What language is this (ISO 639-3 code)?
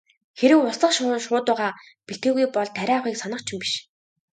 mon